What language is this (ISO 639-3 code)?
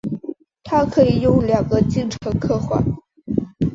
zho